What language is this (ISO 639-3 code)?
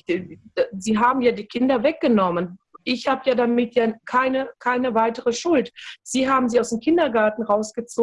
deu